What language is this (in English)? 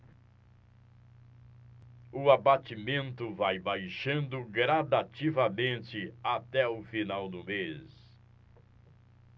Portuguese